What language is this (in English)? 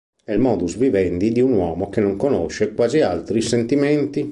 Italian